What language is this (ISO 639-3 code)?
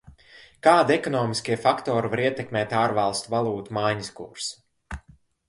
lav